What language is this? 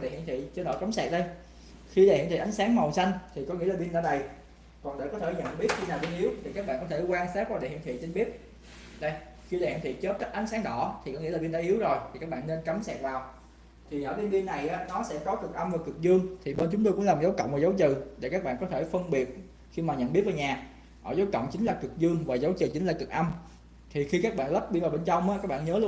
Vietnamese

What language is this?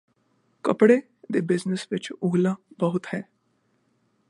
Punjabi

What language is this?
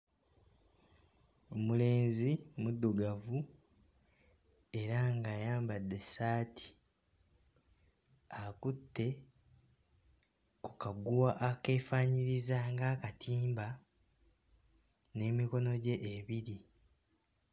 Ganda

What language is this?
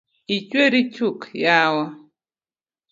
Luo (Kenya and Tanzania)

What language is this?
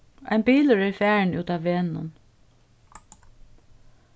Faroese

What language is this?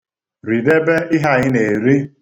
Igbo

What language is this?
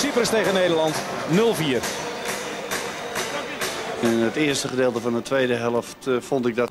Dutch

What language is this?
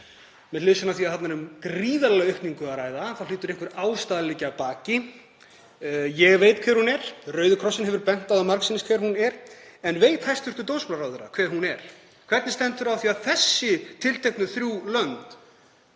Icelandic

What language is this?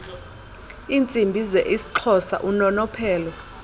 Xhosa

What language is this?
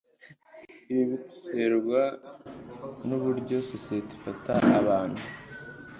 Kinyarwanda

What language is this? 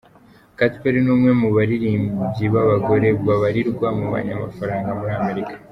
Kinyarwanda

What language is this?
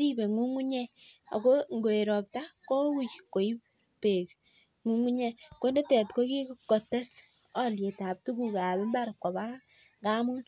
Kalenjin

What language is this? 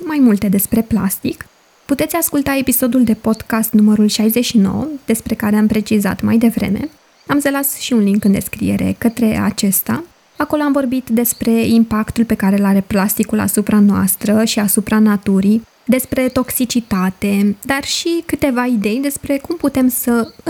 Romanian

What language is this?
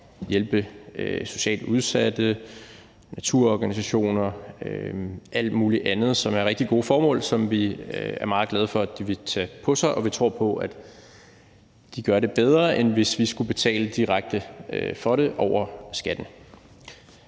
Danish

